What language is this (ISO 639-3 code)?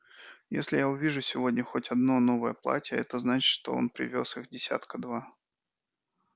rus